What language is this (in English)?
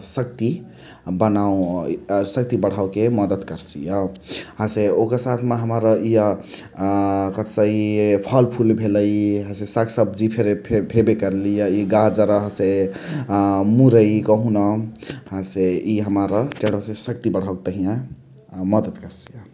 Chitwania Tharu